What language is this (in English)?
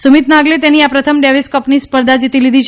Gujarati